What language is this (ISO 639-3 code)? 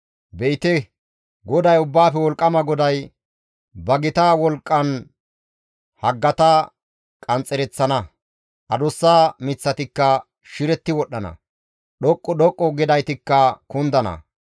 gmv